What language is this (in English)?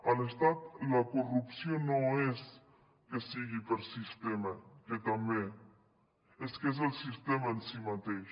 Catalan